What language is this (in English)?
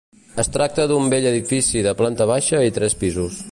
Catalan